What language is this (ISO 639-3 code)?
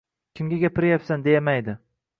uzb